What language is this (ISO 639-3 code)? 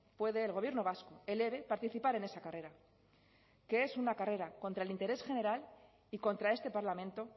spa